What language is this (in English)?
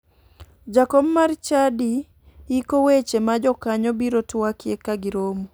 Luo (Kenya and Tanzania)